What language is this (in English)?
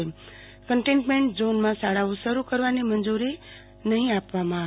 Gujarati